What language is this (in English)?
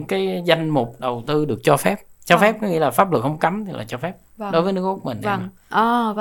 Vietnamese